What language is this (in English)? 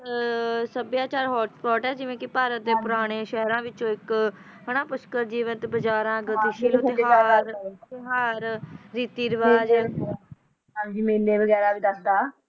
Punjabi